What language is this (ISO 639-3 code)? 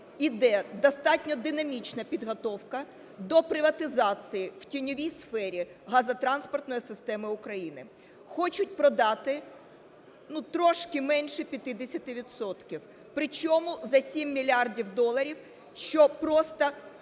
ukr